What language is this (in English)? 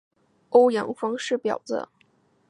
Chinese